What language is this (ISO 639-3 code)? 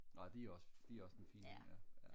dan